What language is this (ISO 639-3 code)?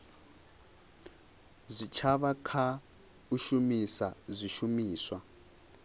ven